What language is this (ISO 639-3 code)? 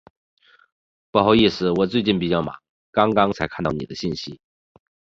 zho